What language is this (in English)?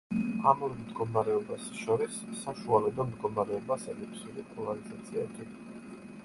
Georgian